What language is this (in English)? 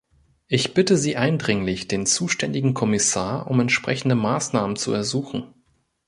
German